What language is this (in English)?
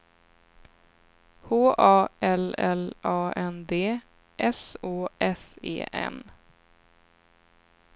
Swedish